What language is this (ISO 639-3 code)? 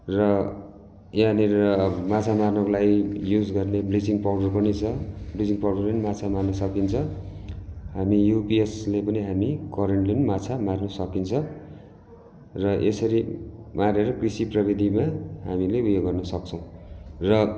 nep